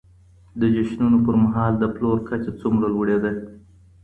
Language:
Pashto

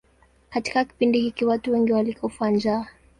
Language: Swahili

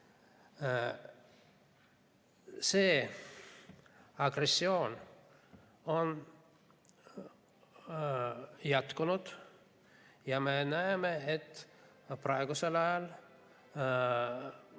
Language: Estonian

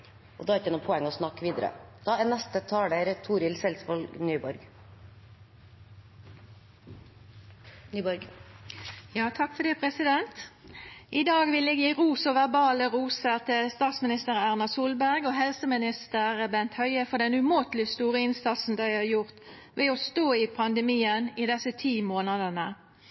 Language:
Norwegian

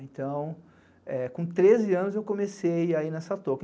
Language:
Portuguese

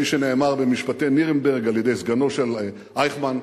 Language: Hebrew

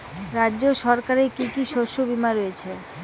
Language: Bangla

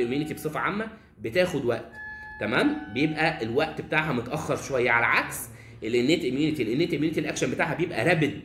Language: Arabic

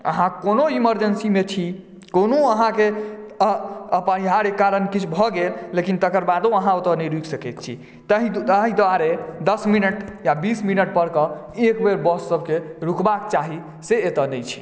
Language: Maithili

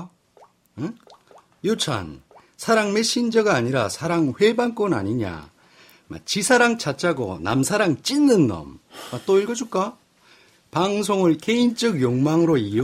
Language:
Korean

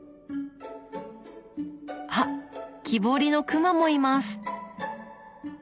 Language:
Japanese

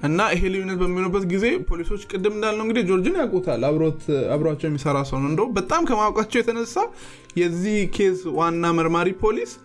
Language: Amharic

